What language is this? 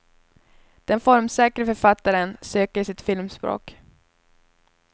Swedish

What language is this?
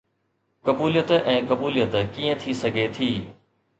Sindhi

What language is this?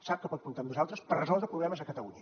Catalan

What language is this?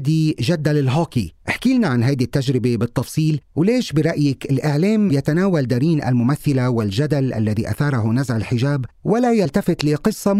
Arabic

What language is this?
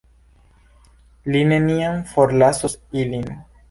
Esperanto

